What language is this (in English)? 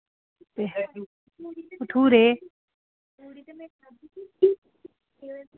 Dogri